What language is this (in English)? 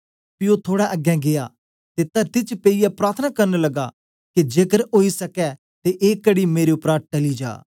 Dogri